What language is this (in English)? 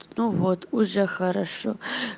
Russian